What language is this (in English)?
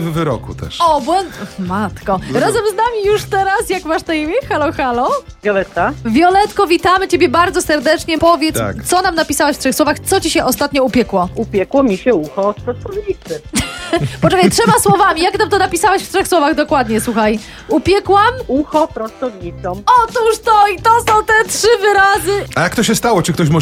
Polish